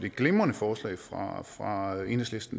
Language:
Danish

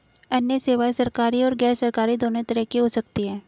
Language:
Hindi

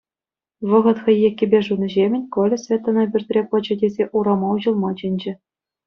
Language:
Chuvash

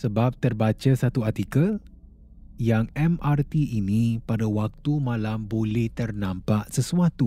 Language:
Malay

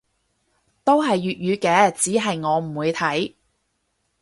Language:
Cantonese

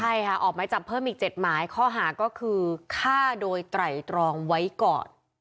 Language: Thai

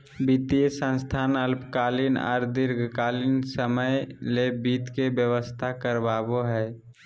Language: Magahi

